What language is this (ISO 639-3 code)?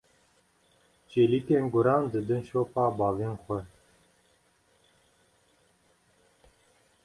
kur